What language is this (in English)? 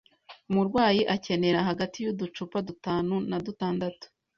Kinyarwanda